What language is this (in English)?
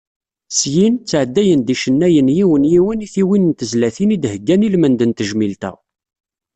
Kabyle